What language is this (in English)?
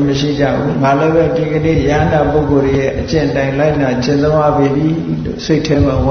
Vietnamese